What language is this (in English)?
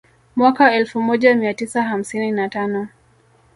Swahili